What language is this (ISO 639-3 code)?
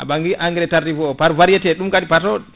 ful